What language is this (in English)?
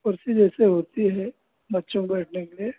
Hindi